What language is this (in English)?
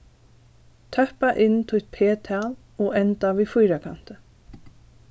Faroese